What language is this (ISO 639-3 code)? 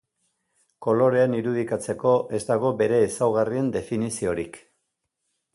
eus